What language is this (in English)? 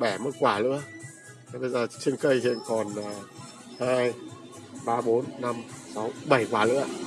Vietnamese